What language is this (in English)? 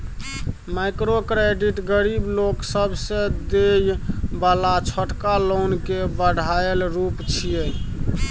Maithili